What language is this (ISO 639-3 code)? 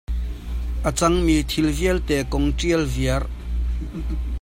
cnh